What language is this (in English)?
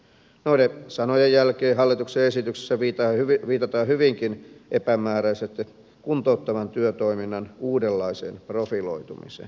Finnish